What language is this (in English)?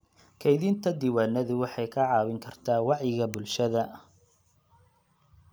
Somali